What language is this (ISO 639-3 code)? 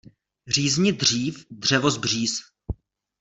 ces